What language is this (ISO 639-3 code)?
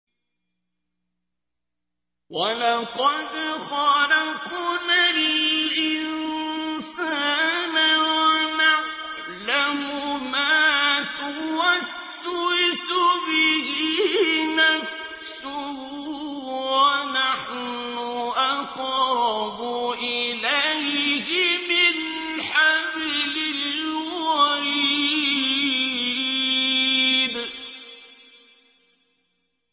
ara